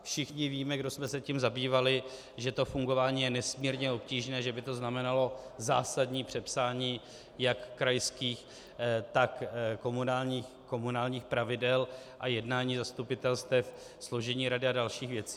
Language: Czech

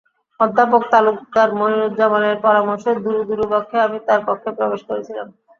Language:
Bangla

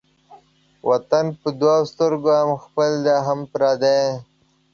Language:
Pashto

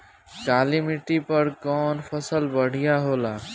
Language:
Bhojpuri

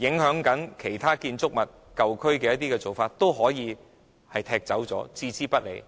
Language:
Cantonese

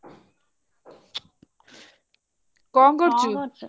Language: Odia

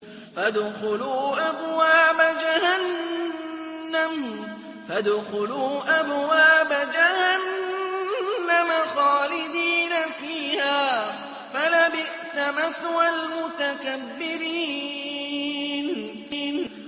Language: Arabic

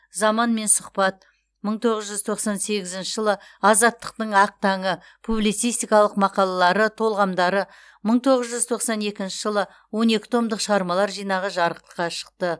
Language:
Kazakh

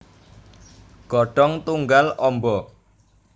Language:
Javanese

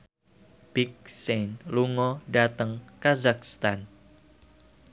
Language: Javanese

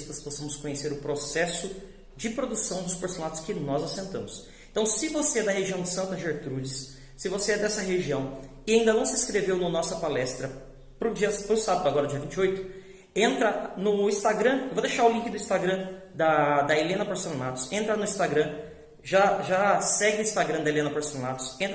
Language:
Portuguese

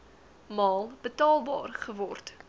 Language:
Afrikaans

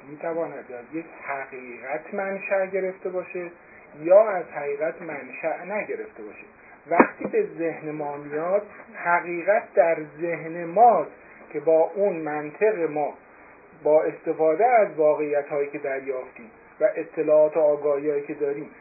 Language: Persian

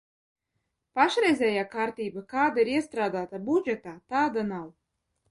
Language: Latvian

